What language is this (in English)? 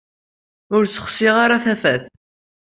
Kabyle